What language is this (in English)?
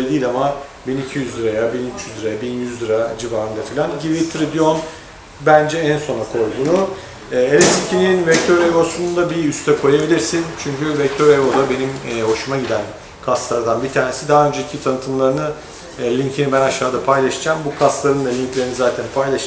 Turkish